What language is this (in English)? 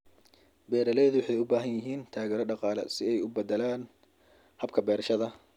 Somali